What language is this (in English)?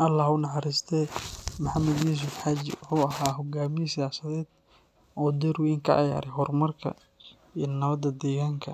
Somali